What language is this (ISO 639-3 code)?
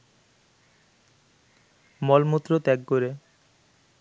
ben